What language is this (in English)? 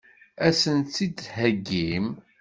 Kabyle